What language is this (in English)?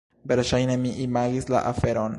Esperanto